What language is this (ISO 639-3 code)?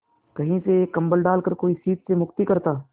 hin